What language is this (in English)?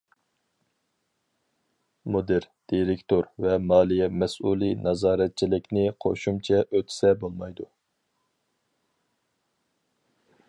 Uyghur